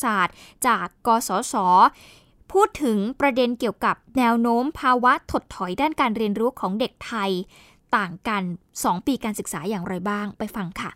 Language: Thai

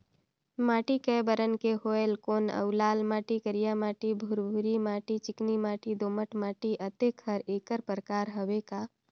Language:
Chhattisgarhi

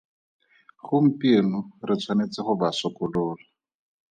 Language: Tswana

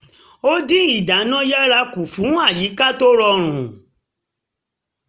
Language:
Yoruba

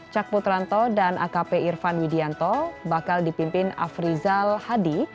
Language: Indonesian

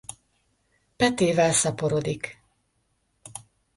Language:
Hungarian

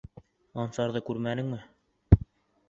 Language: Bashkir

